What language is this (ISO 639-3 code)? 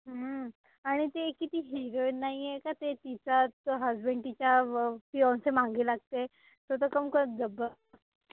mar